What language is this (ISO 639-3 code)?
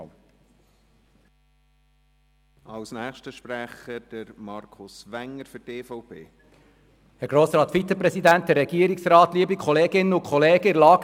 gsw